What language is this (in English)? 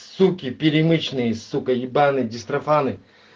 Russian